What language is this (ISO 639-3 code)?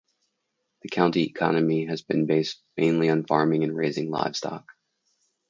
eng